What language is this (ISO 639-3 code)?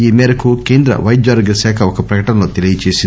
tel